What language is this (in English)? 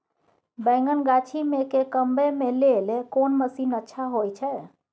Maithili